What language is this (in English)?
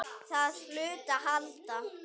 Icelandic